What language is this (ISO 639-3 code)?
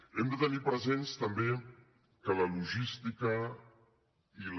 cat